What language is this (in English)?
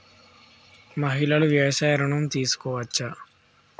Telugu